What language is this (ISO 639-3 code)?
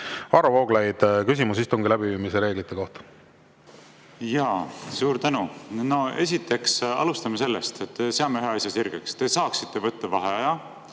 est